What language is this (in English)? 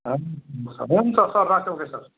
Nepali